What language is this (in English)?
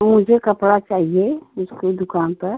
Hindi